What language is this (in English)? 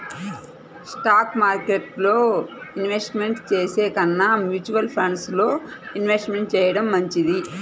Telugu